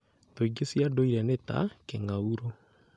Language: Kikuyu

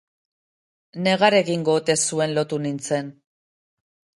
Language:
Basque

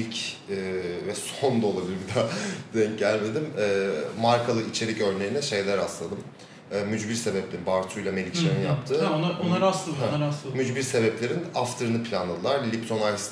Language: Turkish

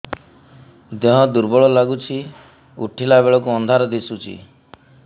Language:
Odia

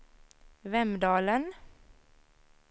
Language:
Swedish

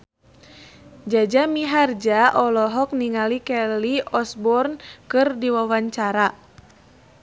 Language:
Sundanese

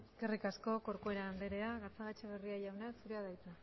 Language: Basque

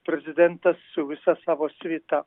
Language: Lithuanian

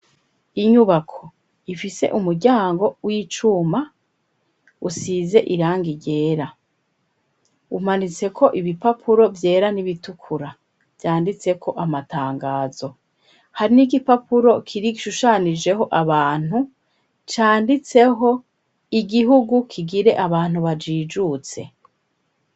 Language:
Rundi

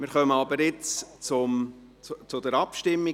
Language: Swiss German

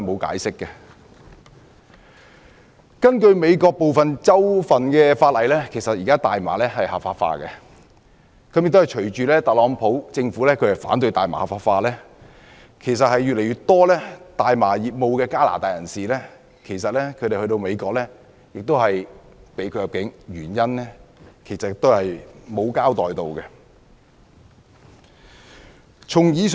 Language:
Cantonese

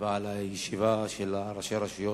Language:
Hebrew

